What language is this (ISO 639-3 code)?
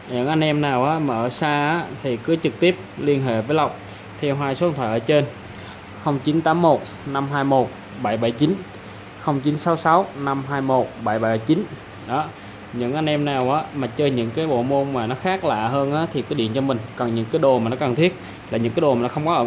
vie